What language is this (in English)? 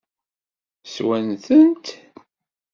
Kabyle